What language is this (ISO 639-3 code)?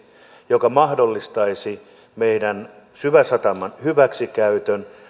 fin